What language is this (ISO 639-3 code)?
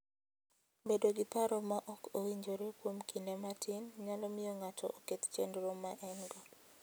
luo